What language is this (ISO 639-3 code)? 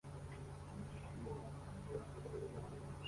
kin